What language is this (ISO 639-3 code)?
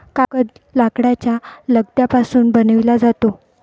mar